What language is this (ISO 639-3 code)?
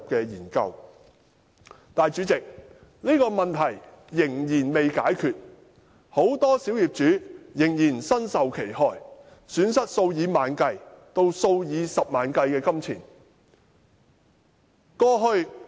yue